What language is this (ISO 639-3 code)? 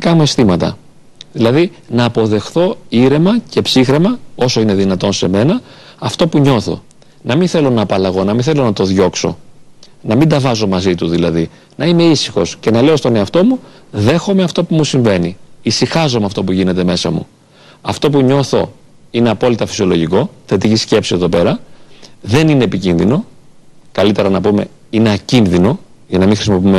ell